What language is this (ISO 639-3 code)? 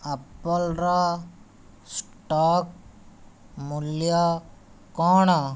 ori